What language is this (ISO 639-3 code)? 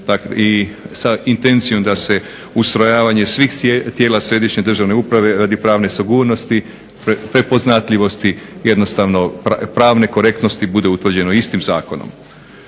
hrv